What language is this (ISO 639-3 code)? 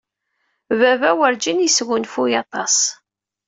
kab